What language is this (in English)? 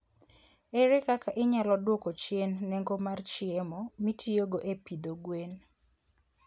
Luo (Kenya and Tanzania)